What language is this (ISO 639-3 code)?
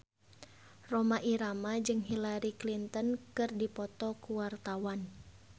sun